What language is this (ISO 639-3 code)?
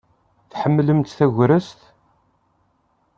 kab